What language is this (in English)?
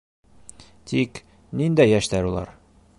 Bashkir